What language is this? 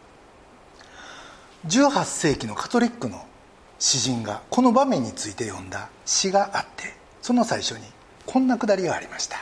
Japanese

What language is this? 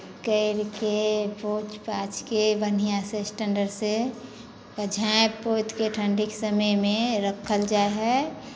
Maithili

